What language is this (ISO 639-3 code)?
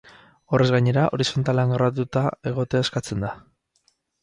eus